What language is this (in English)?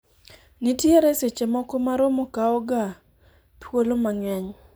Luo (Kenya and Tanzania)